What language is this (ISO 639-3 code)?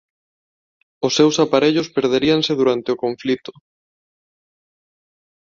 glg